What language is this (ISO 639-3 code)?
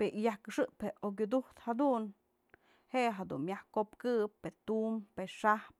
mzl